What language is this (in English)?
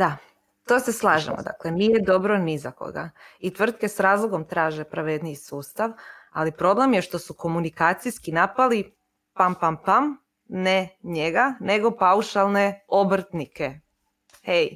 Croatian